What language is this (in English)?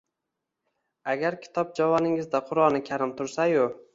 Uzbek